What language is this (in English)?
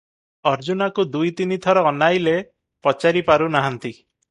Odia